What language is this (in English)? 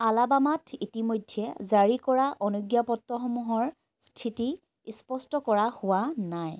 Assamese